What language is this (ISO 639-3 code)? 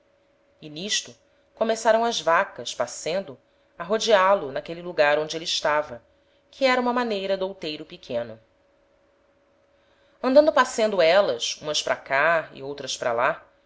por